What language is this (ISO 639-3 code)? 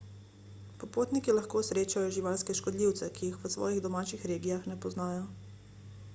slv